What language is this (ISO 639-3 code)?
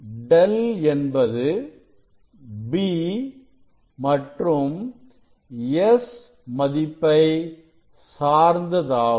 tam